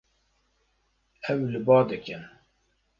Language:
Kurdish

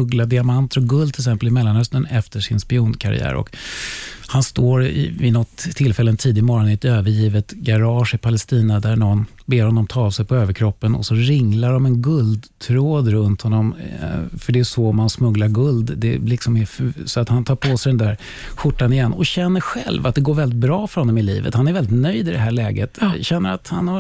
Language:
Swedish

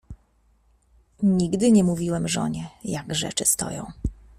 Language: Polish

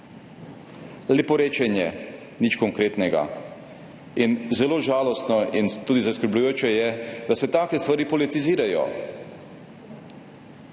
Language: Slovenian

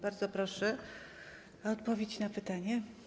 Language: Polish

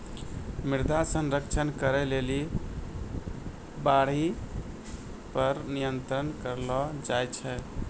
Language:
Maithili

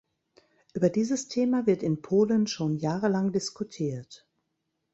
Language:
German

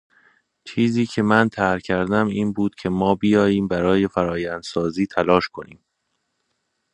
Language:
Persian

